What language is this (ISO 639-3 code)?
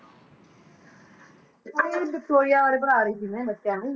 pan